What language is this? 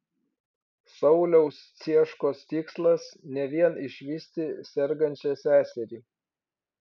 Lithuanian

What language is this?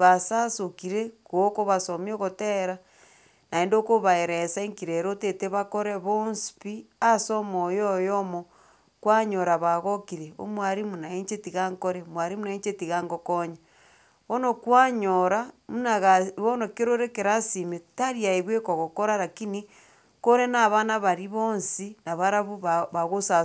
Gusii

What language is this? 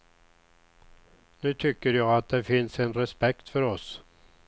Swedish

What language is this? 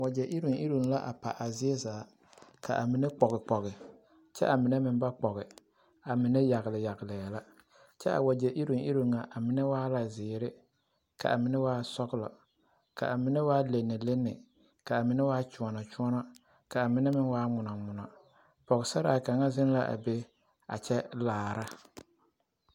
Southern Dagaare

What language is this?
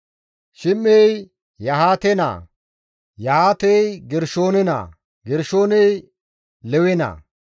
Gamo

